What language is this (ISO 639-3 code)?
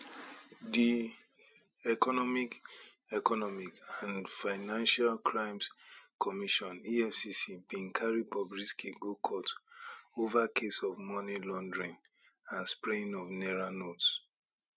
pcm